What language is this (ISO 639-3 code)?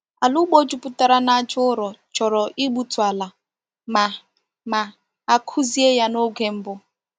ibo